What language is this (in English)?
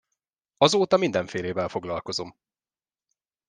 Hungarian